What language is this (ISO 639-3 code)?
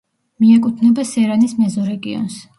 kat